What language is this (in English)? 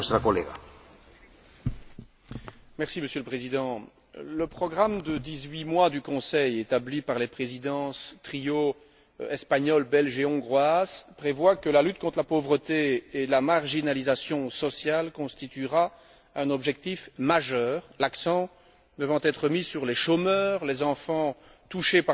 French